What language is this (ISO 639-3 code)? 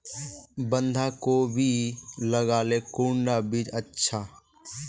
mag